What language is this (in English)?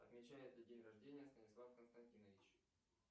Russian